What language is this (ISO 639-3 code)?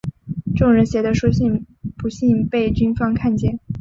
zho